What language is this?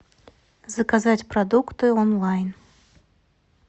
Russian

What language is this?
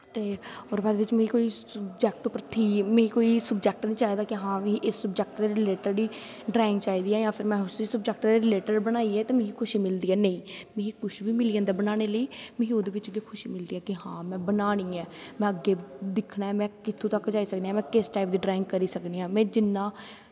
Dogri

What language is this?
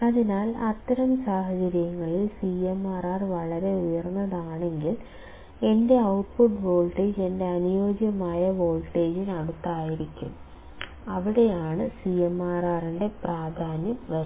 Malayalam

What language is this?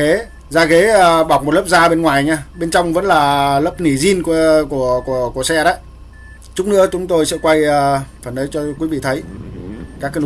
Vietnamese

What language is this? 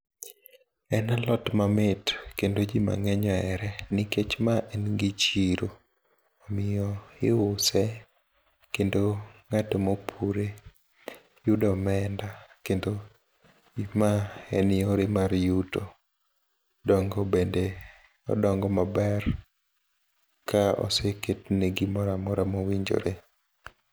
Luo (Kenya and Tanzania)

